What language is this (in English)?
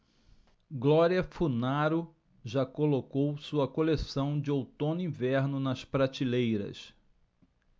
Portuguese